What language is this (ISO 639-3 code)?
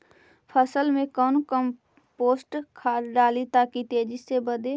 mag